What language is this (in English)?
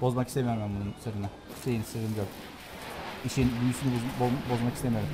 Turkish